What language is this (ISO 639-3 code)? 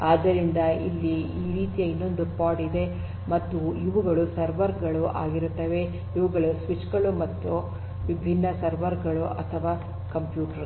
kan